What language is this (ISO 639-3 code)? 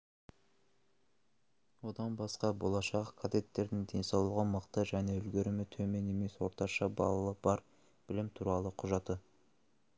kaz